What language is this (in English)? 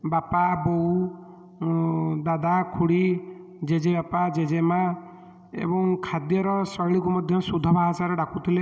Odia